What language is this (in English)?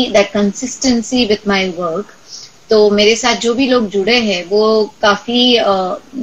English